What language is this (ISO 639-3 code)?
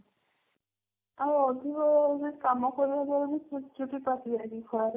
ori